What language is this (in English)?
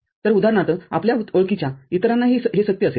Marathi